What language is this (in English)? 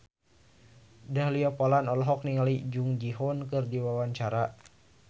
Sundanese